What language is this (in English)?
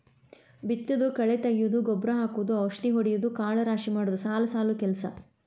Kannada